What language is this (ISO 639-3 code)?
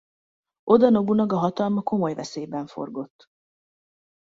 hun